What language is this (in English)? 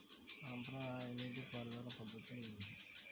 Telugu